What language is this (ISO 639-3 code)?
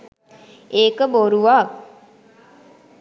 sin